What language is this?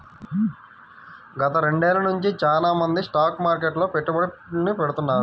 Telugu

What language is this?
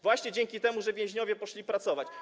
Polish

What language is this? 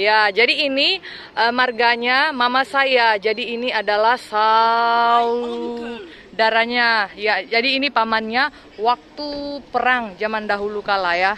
Indonesian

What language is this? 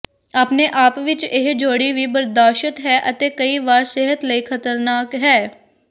Punjabi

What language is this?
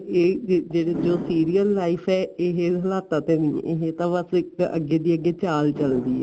Punjabi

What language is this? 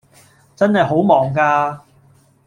Cantonese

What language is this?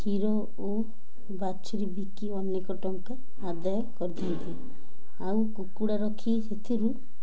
Odia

